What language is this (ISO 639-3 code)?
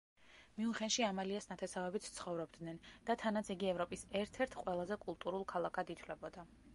kat